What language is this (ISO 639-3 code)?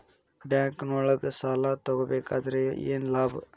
kan